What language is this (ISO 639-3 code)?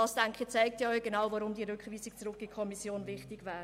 gsw